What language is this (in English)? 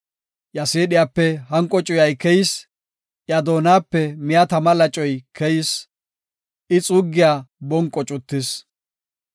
Gofa